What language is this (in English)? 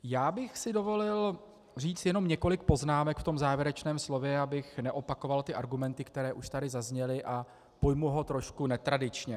Czech